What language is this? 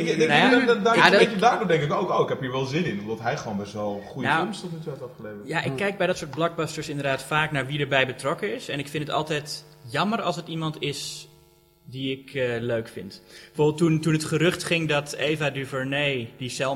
Dutch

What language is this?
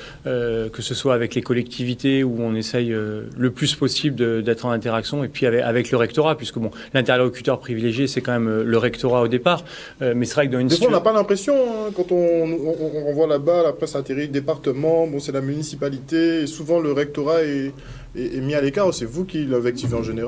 French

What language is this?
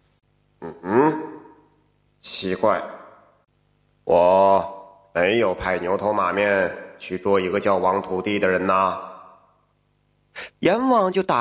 Chinese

